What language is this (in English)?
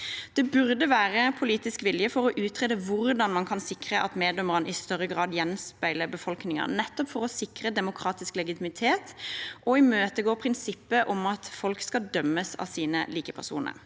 Norwegian